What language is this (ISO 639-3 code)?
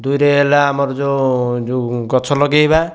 ori